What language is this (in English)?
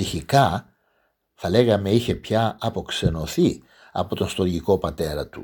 Greek